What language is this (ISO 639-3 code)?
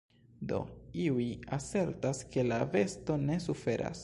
epo